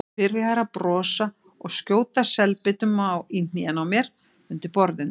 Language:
Icelandic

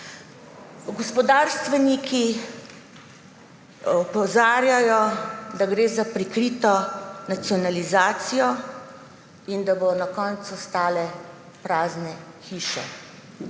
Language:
Slovenian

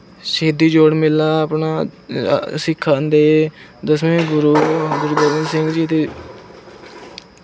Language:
Punjabi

